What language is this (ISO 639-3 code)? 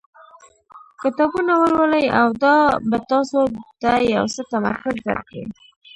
pus